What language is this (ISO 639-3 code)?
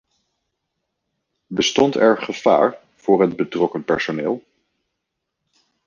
nld